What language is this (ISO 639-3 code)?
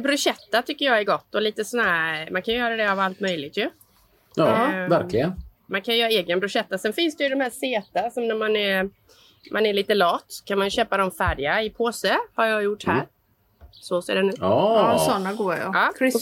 swe